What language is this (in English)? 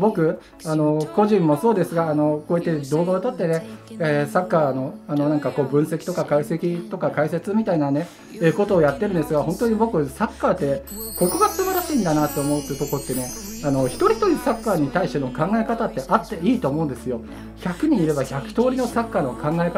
Japanese